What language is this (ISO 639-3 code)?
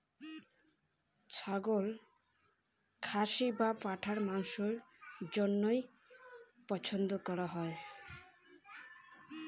ben